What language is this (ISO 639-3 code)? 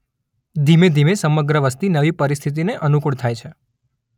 guj